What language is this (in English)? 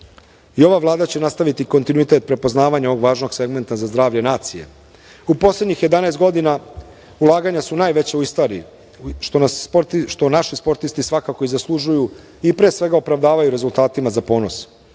Serbian